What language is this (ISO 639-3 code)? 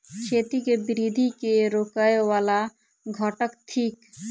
mai